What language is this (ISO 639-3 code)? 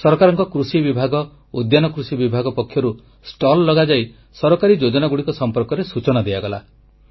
ori